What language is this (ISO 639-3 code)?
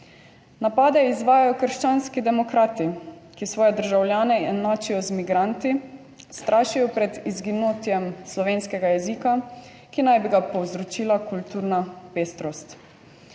slv